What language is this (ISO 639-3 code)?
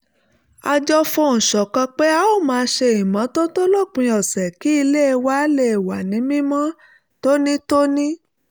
yor